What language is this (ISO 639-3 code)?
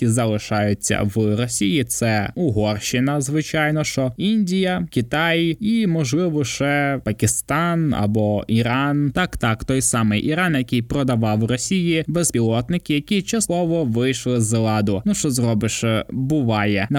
ukr